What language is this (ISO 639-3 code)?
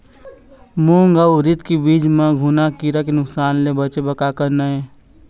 hne